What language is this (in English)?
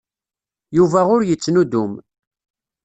Kabyle